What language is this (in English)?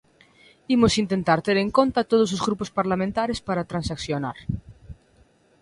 Galician